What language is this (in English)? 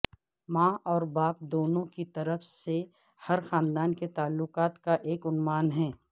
Urdu